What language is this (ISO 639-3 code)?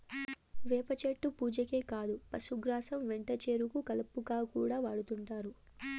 tel